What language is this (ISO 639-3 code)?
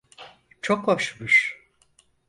tur